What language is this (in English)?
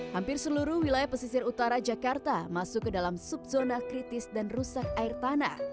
Indonesian